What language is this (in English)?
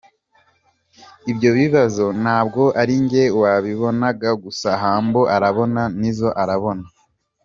Kinyarwanda